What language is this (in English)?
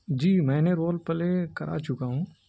Urdu